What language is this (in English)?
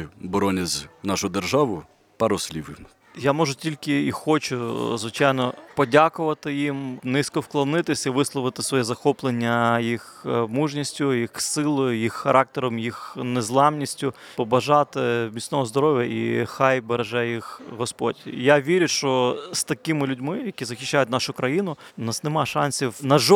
Ukrainian